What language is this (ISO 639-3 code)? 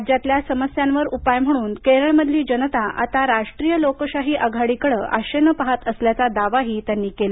mar